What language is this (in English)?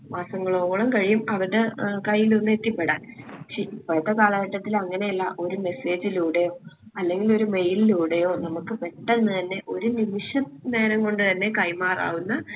Malayalam